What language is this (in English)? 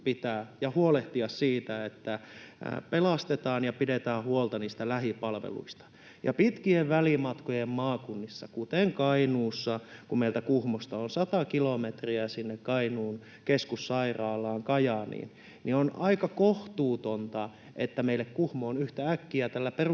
Finnish